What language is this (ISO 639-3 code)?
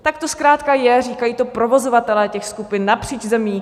ces